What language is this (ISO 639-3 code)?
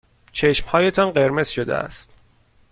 fas